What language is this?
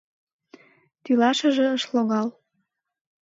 Mari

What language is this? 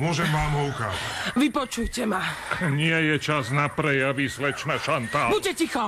Slovak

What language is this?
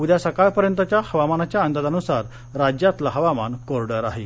Marathi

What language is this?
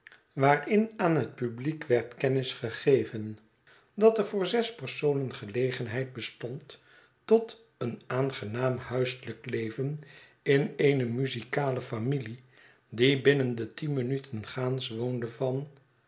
Dutch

